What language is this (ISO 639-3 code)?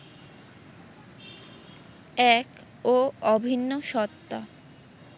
ben